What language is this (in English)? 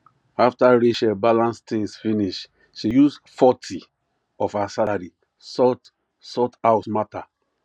Nigerian Pidgin